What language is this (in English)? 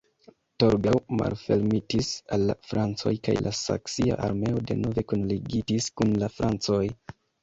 Esperanto